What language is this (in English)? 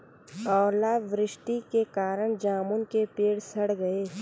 Hindi